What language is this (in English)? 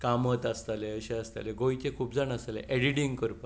Konkani